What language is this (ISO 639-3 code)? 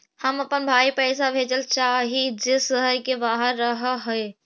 mag